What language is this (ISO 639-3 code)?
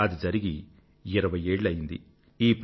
tel